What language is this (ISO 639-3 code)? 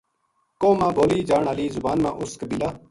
gju